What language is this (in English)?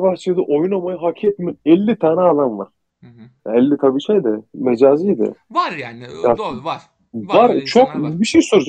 Turkish